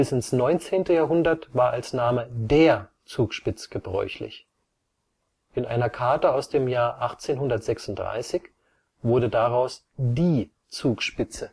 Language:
German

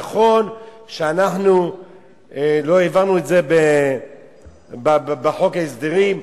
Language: Hebrew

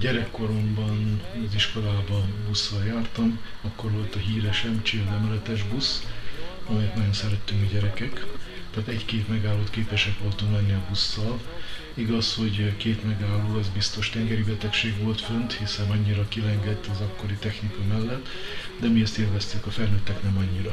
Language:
Hungarian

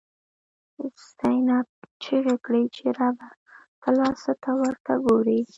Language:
Pashto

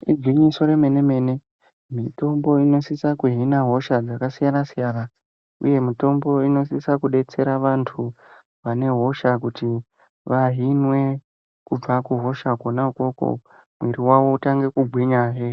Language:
Ndau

